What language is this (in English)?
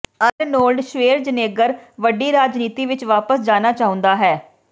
Punjabi